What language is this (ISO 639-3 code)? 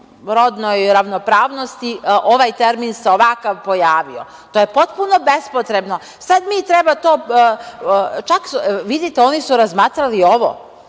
srp